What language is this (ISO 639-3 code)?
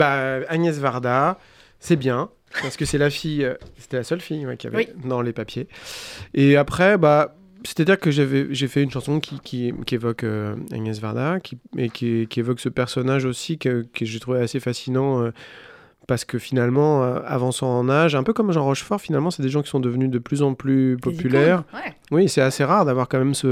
fra